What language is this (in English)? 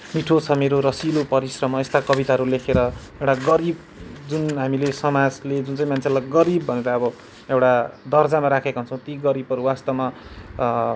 Nepali